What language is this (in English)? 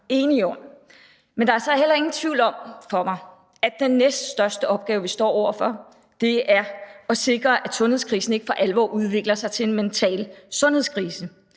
Danish